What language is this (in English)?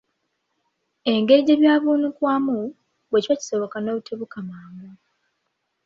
Ganda